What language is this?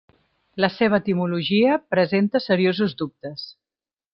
Catalan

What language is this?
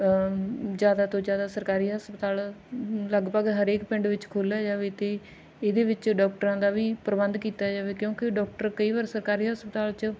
Punjabi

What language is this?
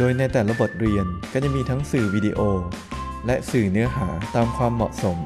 Thai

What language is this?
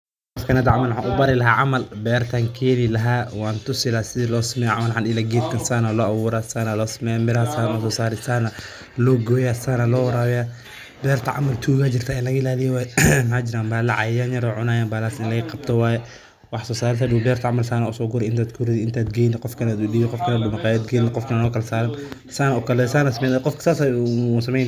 Somali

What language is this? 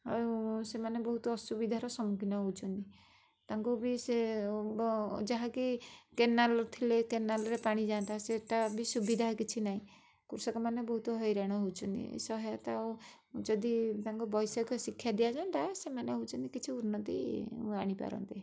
Odia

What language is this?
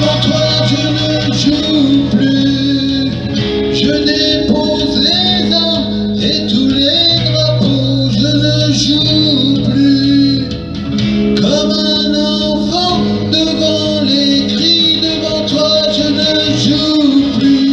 Romanian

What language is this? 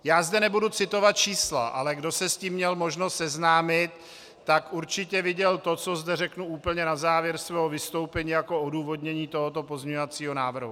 Czech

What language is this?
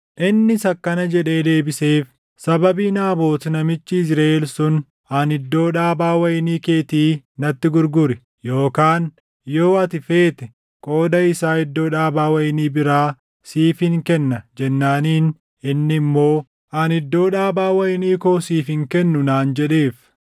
Oromo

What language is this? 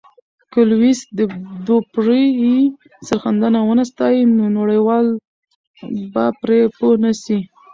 Pashto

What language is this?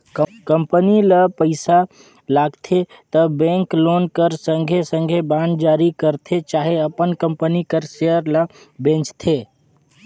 Chhattisgarhi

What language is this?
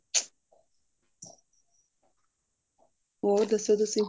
Punjabi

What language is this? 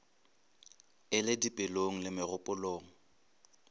Northern Sotho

